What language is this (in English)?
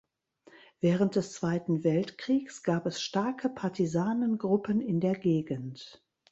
German